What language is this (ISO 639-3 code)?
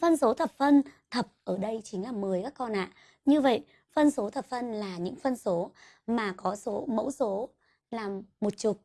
vie